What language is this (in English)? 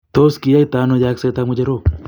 Kalenjin